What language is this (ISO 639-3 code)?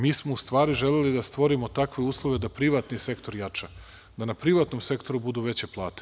srp